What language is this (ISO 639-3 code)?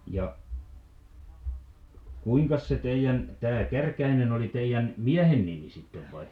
fin